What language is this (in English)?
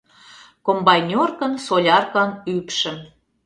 Mari